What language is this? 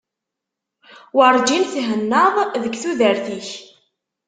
Kabyle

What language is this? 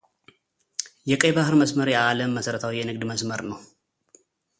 Amharic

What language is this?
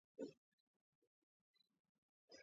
Georgian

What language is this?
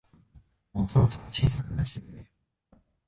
Japanese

